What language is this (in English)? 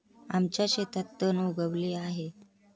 Marathi